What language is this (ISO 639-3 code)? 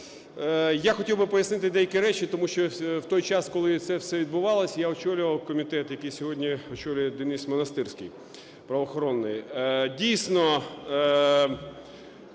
ukr